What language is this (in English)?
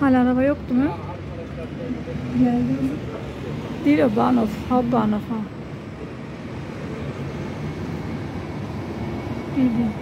Turkish